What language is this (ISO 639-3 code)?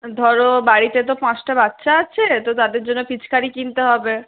ben